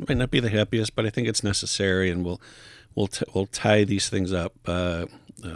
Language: English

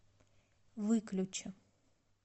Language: Russian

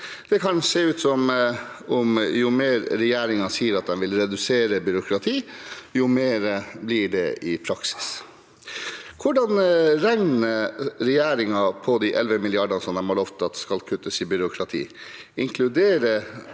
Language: Norwegian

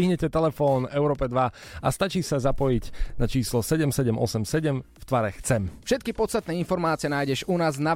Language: Slovak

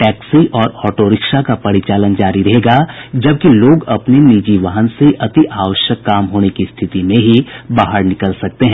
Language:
Hindi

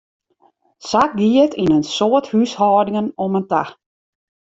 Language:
Western Frisian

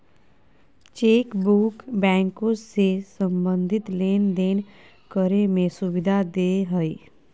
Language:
Magahi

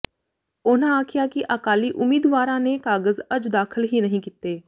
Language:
Punjabi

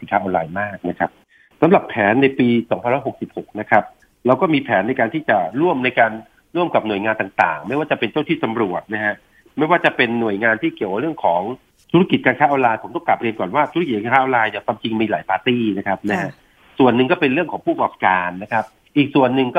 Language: Thai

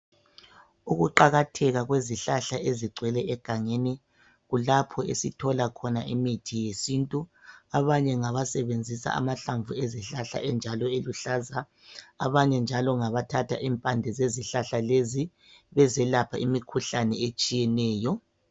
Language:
North Ndebele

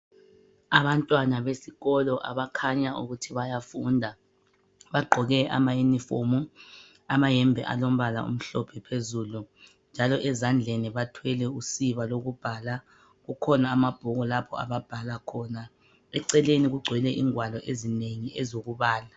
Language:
North Ndebele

